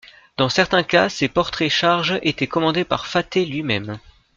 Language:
French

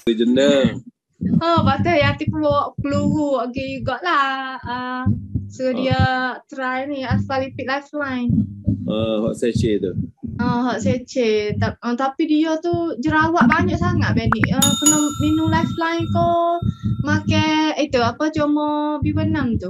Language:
Malay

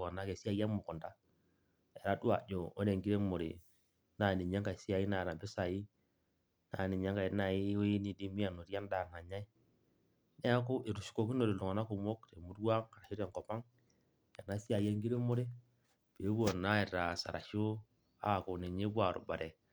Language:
Masai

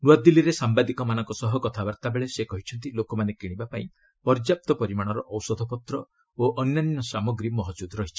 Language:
Odia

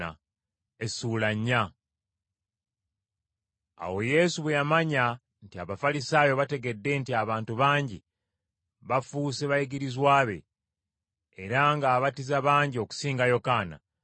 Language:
Ganda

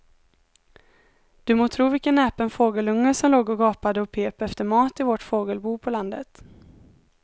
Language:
Swedish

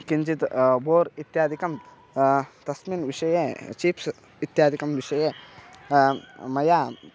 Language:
Sanskrit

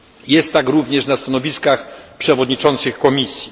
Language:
Polish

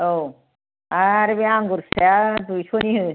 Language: Bodo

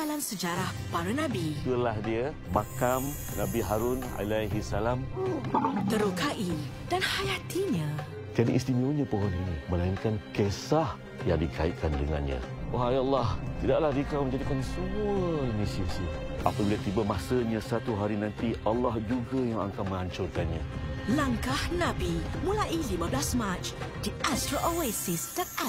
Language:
Malay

